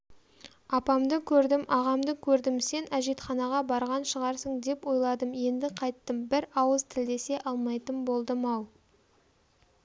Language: Kazakh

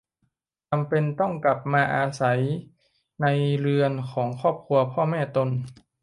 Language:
Thai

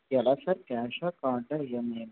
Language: Telugu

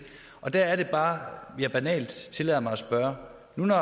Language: Danish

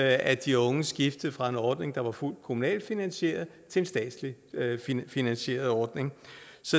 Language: Danish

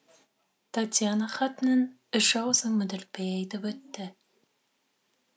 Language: Kazakh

